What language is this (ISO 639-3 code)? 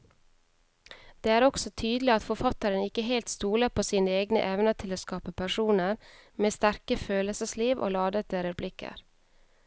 nor